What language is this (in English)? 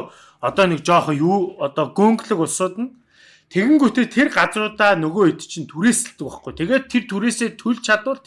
Turkish